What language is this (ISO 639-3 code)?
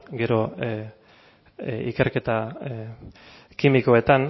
eus